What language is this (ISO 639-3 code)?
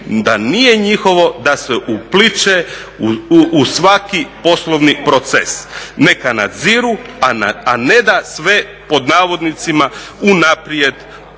hrv